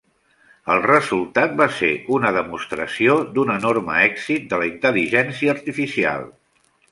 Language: Catalan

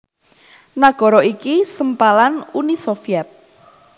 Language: Javanese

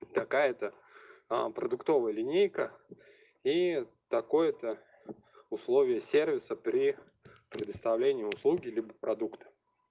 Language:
Russian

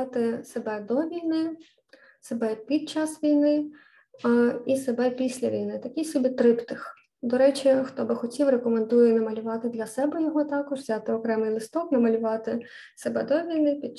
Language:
Ukrainian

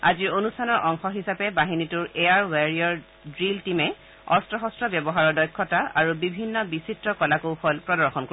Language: Assamese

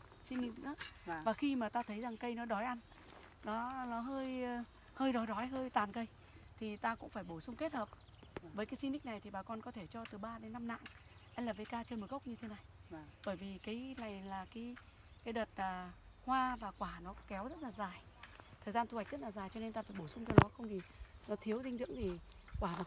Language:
Vietnamese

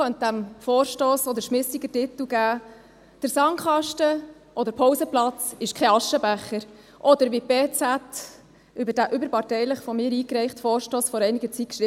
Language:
Swiss German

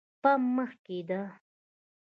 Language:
Pashto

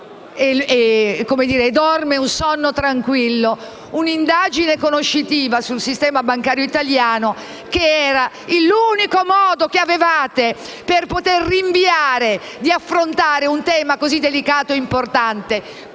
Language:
Italian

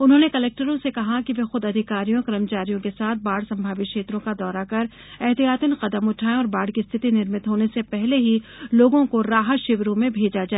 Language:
Hindi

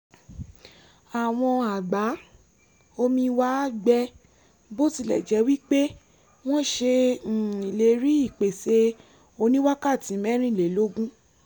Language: Yoruba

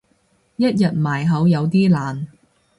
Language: Cantonese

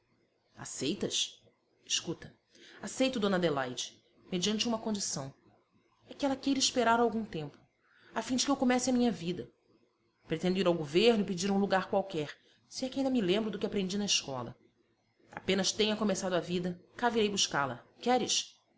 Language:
Portuguese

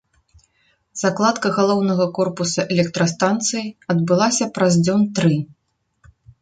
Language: Belarusian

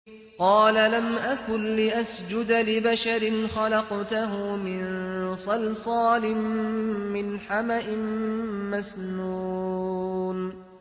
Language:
Arabic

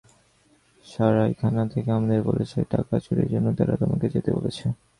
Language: Bangla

